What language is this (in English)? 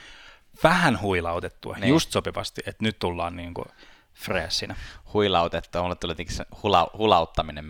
Finnish